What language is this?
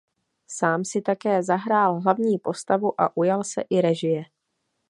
Czech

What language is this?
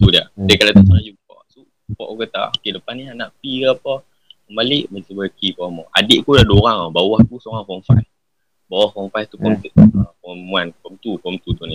Malay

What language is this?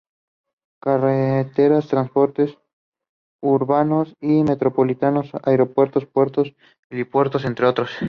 Spanish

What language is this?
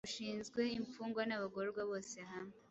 Kinyarwanda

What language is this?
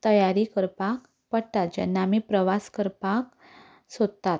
Konkani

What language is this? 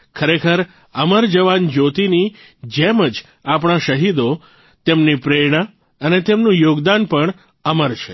Gujarati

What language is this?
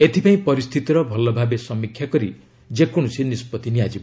Odia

